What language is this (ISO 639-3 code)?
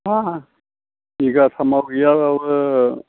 brx